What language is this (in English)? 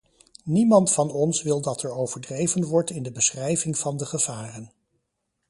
Dutch